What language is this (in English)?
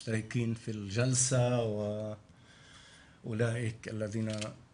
Hebrew